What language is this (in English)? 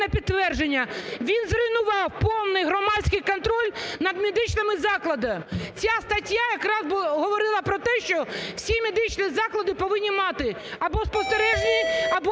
Ukrainian